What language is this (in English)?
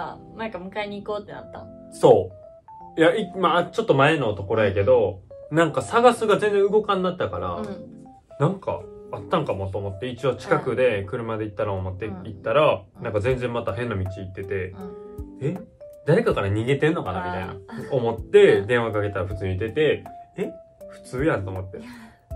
Japanese